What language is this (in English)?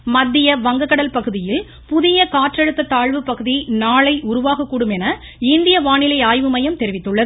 Tamil